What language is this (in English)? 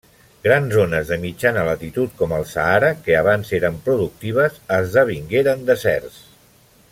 Catalan